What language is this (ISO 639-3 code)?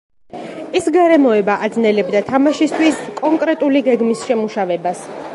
kat